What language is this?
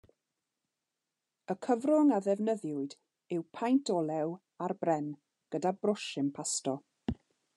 Welsh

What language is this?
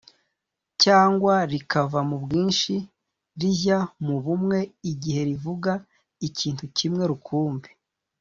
Kinyarwanda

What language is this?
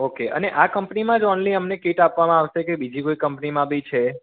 Gujarati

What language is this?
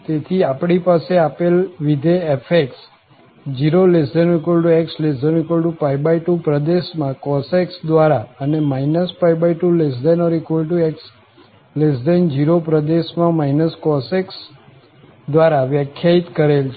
Gujarati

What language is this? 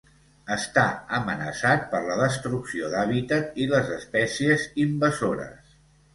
Catalan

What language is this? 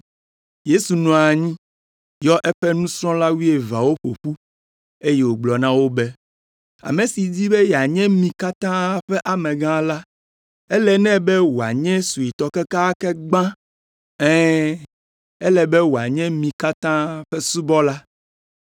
Ewe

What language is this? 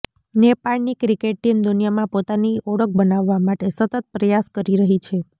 Gujarati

